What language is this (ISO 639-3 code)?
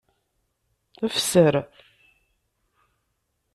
kab